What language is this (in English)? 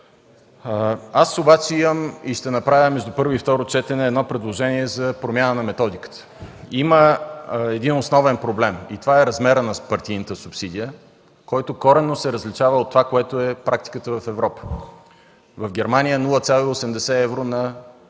Bulgarian